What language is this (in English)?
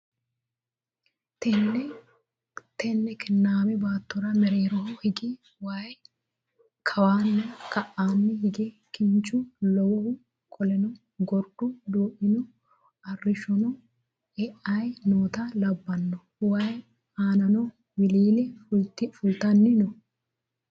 Sidamo